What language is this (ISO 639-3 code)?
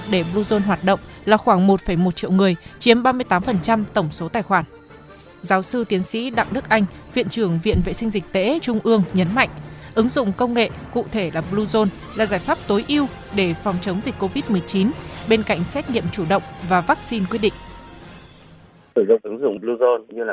vie